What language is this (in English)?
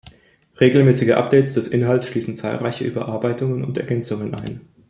German